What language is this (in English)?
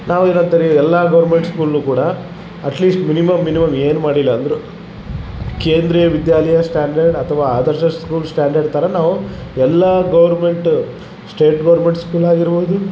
Kannada